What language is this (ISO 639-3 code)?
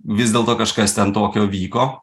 lit